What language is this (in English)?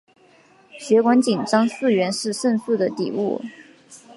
Chinese